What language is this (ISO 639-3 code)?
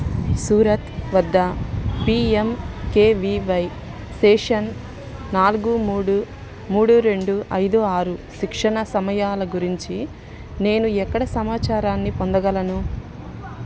tel